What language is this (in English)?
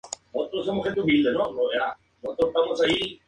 Spanish